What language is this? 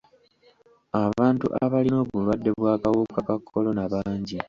Ganda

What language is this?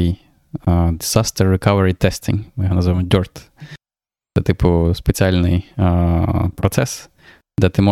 Ukrainian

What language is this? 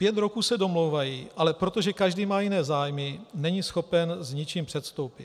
Czech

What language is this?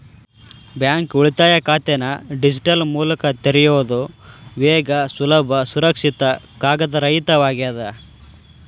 Kannada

